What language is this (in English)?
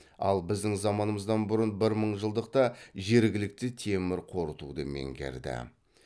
Kazakh